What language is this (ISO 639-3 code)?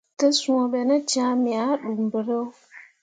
mua